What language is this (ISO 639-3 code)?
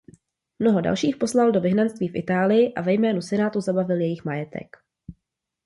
ces